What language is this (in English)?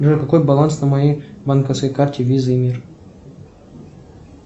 Russian